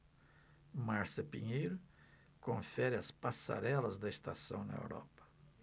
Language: Portuguese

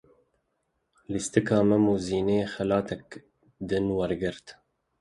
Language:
Kurdish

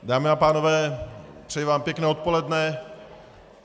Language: Czech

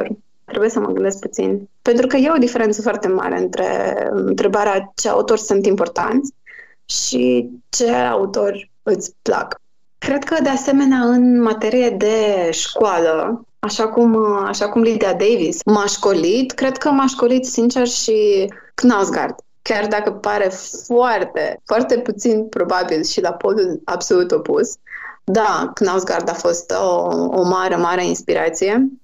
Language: Romanian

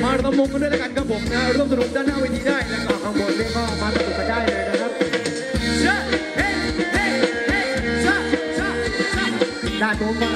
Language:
Thai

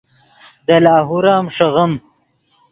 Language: Yidgha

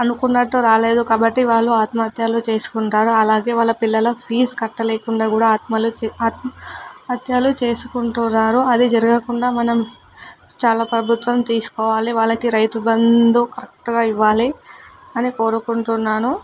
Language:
Telugu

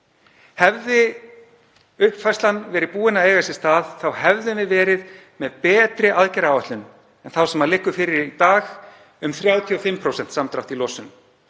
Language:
Icelandic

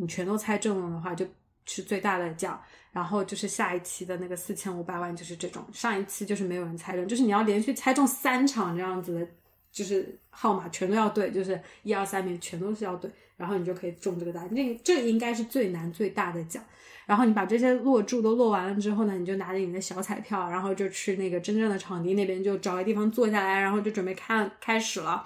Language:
Chinese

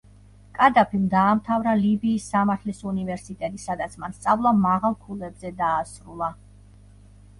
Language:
Georgian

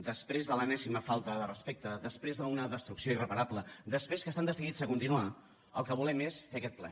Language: Catalan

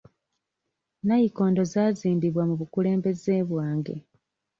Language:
Ganda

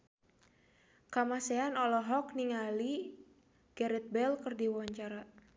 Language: Sundanese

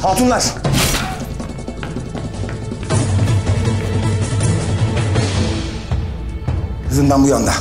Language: Turkish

